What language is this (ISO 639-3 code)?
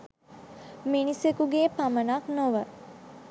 sin